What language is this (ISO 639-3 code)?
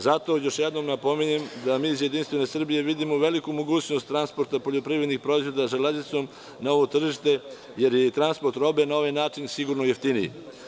srp